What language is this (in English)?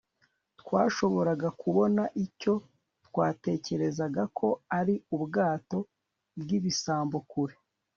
Kinyarwanda